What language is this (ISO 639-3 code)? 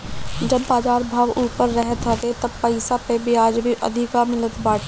bho